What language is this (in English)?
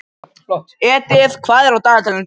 Icelandic